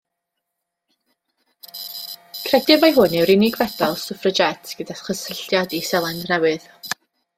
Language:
Welsh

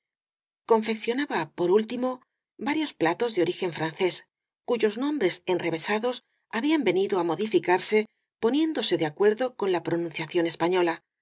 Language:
Spanish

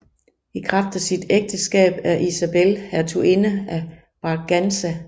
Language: Danish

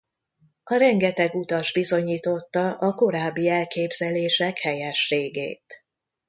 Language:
Hungarian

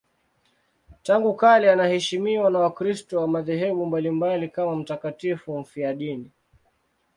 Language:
Swahili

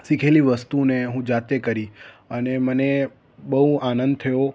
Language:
Gujarati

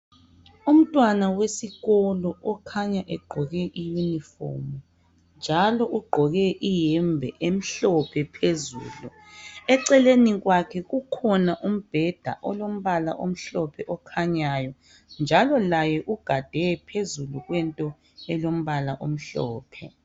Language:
North Ndebele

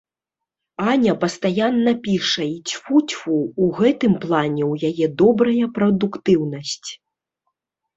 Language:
Belarusian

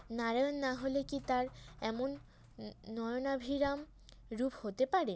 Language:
Bangla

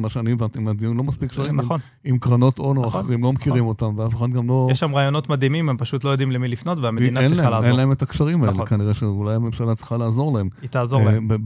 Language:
Hebrew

